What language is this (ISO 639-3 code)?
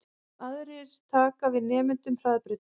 isl